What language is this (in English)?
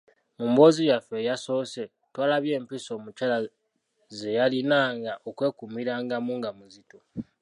Ganda